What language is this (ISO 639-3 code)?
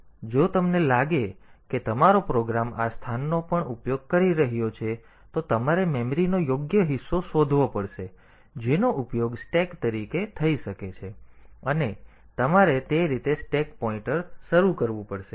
guj